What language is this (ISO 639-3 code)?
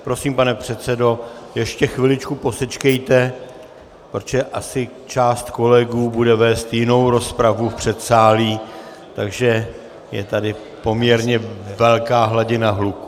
ces